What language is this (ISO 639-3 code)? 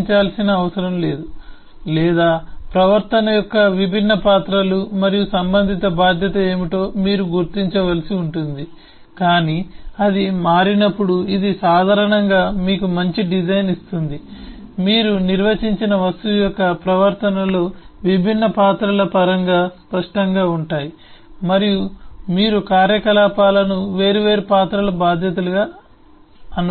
tel